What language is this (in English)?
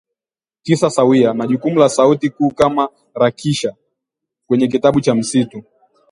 Swahili